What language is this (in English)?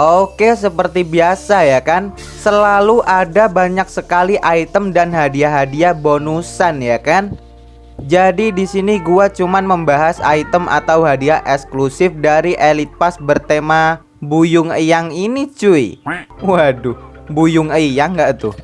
Indonesian